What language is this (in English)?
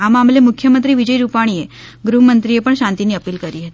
Gujarati